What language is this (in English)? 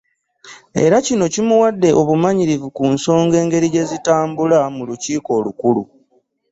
Ganda